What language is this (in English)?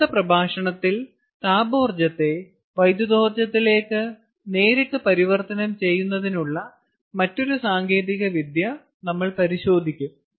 Malayalam